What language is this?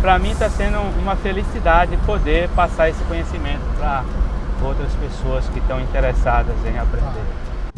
Portuguese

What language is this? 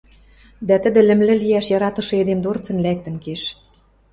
Western Mari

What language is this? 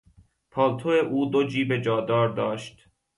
Persian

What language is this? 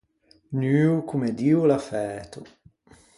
Ligurian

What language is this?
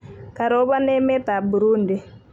Kalenjin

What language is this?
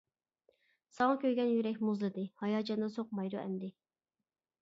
Uyghur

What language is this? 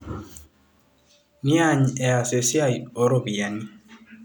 Masai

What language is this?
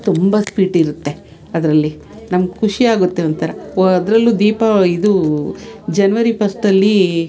Kannada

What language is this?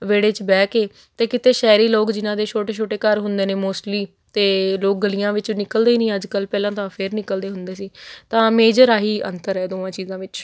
Punjabi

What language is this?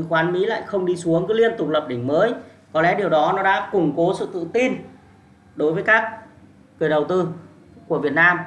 Vietnamese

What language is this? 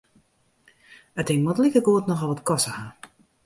Western Frisian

